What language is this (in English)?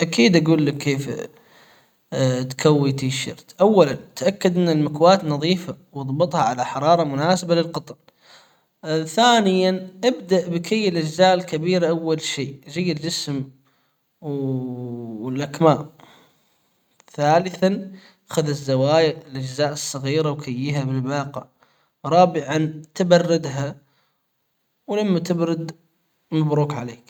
Hijazi Arabic